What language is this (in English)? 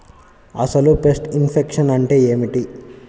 Telugu